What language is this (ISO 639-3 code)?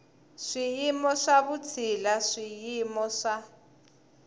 tso